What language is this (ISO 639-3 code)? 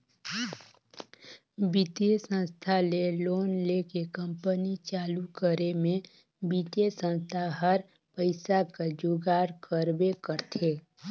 hne